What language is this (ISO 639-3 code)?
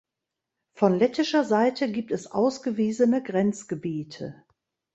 deu